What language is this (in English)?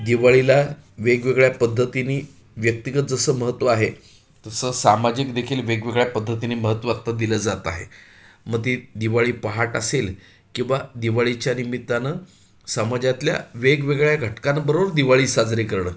Marathi